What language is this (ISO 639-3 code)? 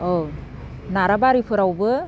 brx